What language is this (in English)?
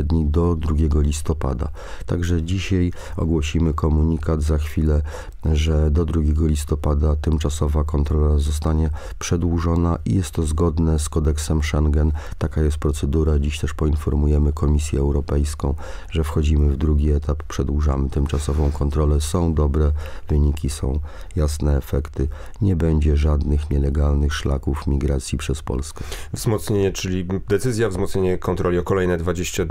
Polish